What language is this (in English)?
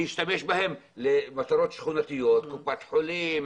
Hebrew